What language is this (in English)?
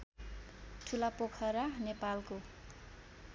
Nepali